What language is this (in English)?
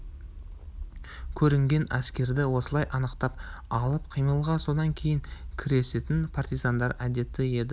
Kazakh